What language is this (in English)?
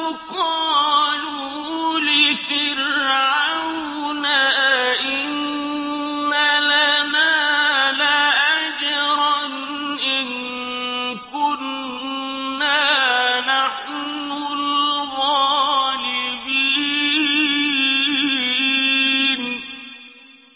Arabic